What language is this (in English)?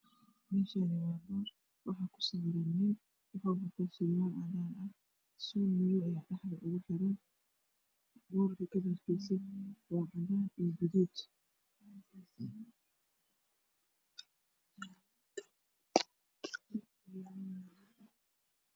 Somali